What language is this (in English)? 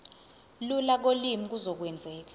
Zulu